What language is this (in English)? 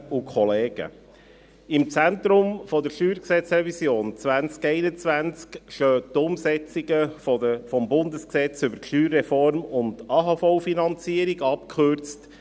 Swiss German